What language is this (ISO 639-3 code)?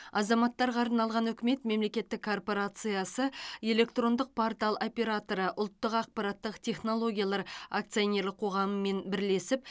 kaz